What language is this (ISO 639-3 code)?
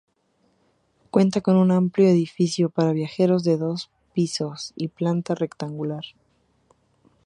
spa